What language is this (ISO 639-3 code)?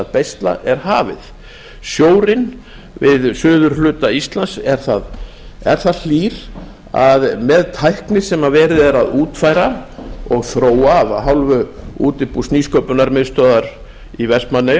isl